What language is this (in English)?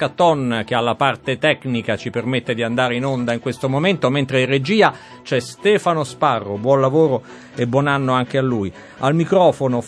Italian